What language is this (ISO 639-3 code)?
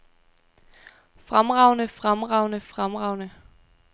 dan